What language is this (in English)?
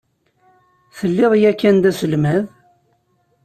Kabyle